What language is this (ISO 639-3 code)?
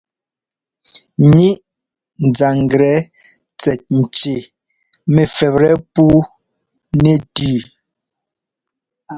jgo